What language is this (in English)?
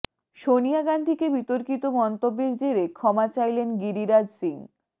Bangla